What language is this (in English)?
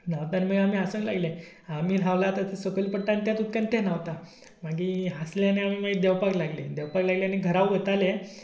Konkani